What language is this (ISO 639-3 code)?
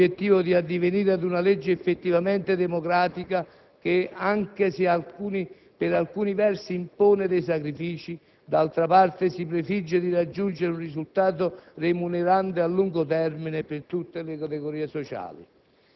ita